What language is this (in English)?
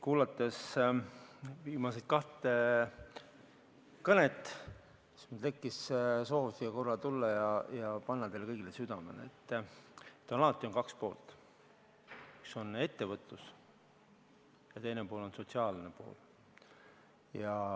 Estonian